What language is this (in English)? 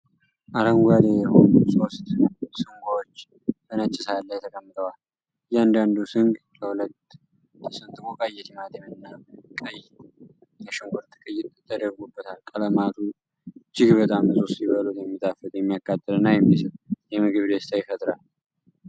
Amharic